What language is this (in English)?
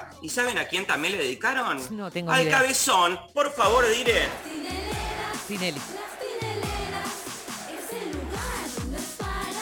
Spanish